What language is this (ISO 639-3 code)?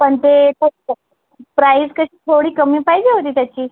mar